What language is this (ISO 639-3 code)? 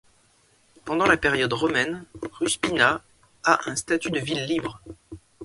fra